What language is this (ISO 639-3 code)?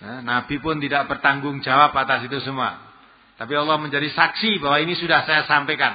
ind